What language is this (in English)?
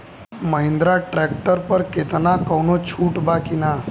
Bhojpuri